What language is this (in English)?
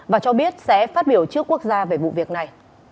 Vietnamese